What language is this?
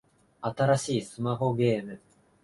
Japanese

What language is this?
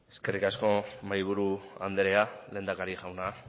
Basque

